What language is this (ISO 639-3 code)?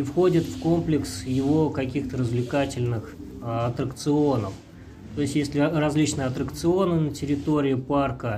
rus